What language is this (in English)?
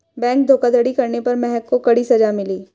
Hindi